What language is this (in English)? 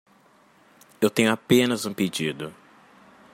Portuguese